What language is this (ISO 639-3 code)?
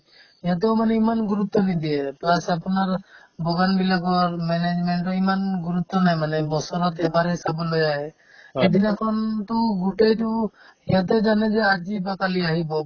asm